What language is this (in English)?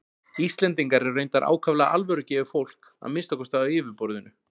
Icelandic